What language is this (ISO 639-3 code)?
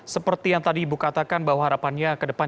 ind